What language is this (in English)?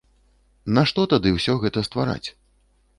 Belarusian